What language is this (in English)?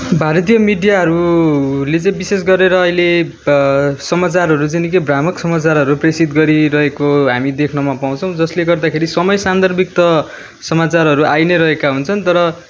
Nepali